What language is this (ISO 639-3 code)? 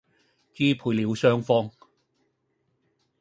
yue